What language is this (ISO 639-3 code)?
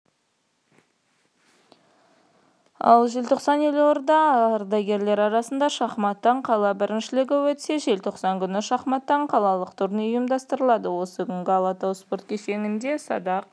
kaz